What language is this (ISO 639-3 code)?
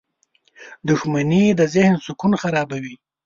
pus